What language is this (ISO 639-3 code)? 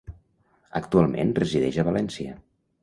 cat